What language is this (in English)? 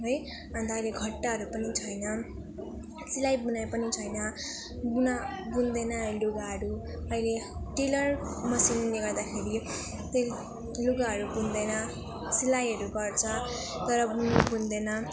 Nepali